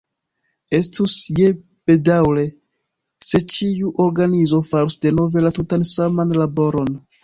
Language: Esperanto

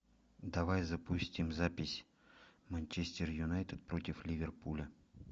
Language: Russian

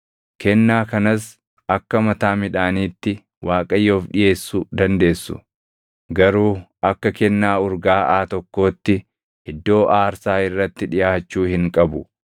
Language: Oromo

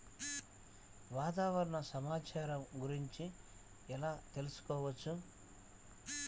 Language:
Telugu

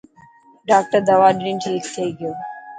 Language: Dhatki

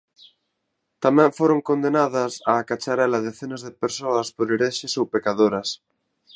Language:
Galician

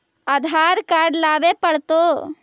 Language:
Magahi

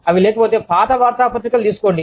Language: Telugu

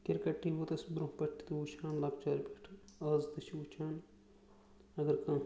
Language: Kashmiri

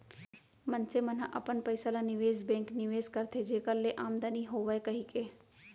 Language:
Chhattisgarhi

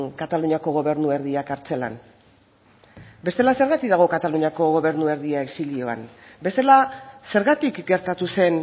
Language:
Basque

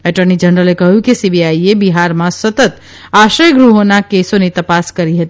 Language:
Gujarati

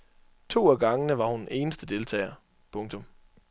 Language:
Danish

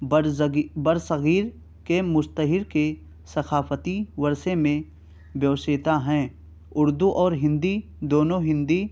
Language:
Urdu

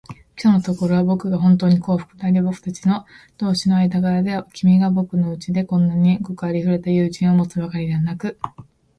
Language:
Japanese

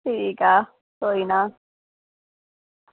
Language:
Dogri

